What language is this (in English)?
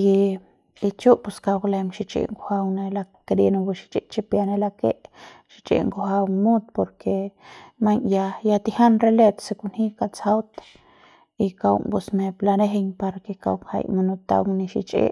Central Pame